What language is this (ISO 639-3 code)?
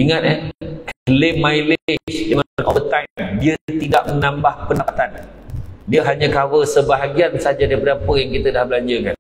msa